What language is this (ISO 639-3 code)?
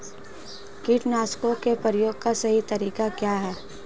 hin